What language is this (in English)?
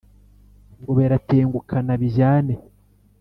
Kinyarwanda